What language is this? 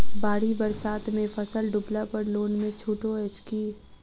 Maithili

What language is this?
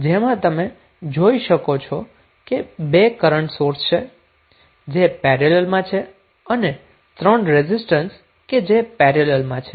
Gujarati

